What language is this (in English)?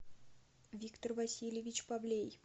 Russian